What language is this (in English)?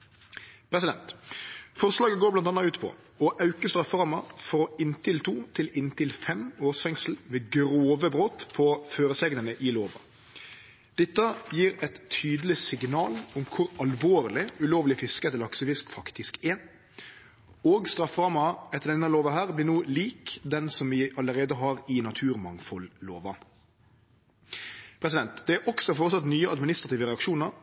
Norwegian Nynorsk